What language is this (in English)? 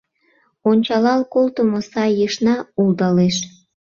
Mari